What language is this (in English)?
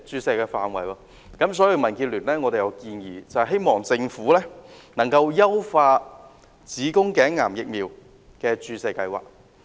Cantonese